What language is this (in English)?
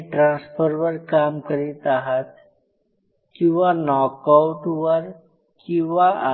Marathi